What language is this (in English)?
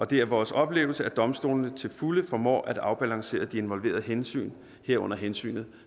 Danish